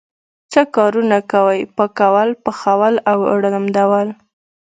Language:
Pashto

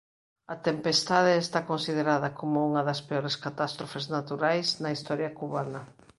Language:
Galician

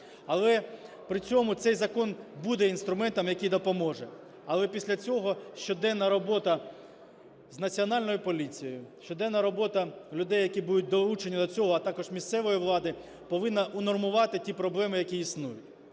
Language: Ukrainian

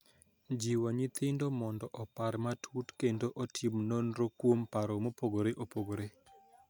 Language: Luo (Kenya and Tanzania)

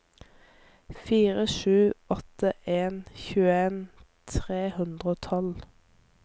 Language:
Norwegian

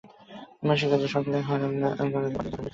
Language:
Bangla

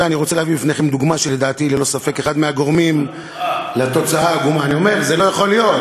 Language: Hebrew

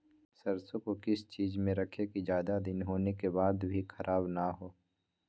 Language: Magahi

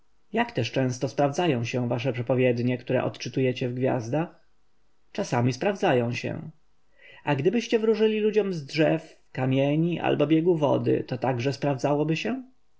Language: Polish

